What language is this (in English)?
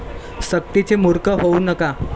Marathi